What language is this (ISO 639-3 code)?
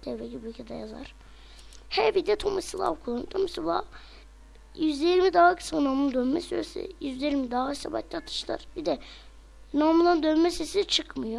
tur